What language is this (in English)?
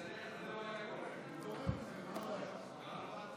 Hebrew